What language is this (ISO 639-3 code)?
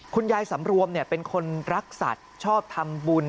tha